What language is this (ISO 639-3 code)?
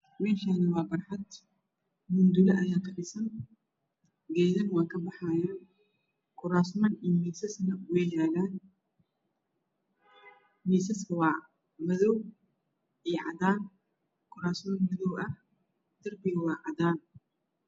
som